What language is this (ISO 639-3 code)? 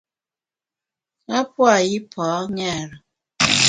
bax